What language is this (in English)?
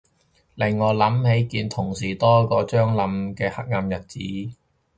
Cantonese